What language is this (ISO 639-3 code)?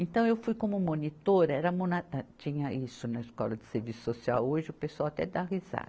por